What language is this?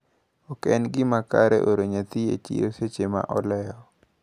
Luo (Kenya and Tanzania)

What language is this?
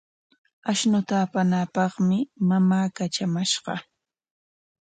Corongo Ancash Quechua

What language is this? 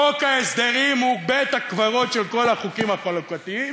Hebrew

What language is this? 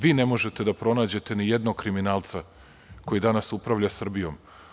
Serbian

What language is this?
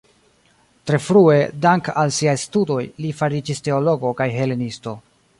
Esperanto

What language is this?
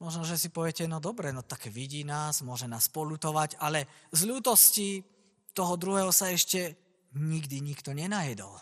Slovak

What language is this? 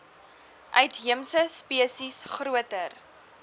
Afrikaans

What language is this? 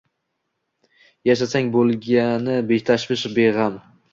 Uzbek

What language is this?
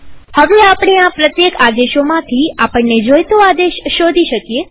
Gujarati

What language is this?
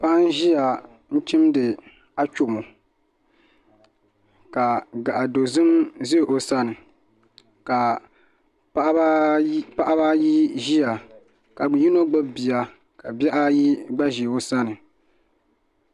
Dagbani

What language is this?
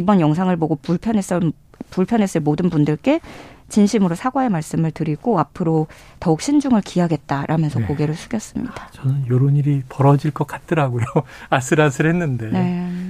Korean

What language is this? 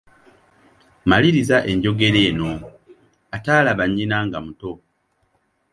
Ganda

